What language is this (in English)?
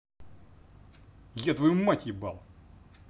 Russian